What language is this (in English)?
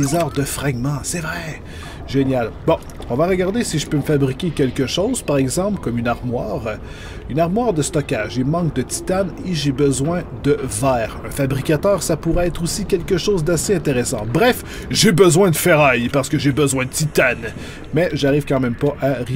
French